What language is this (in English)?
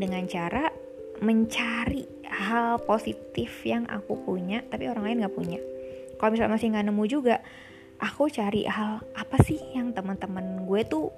Indonesian